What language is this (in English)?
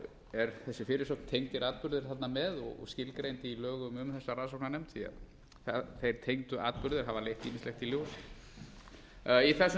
Icelandic